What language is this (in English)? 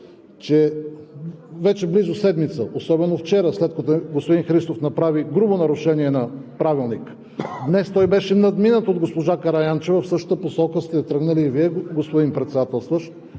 Bulgarian